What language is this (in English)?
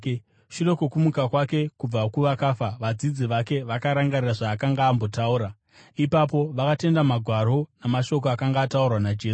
Shona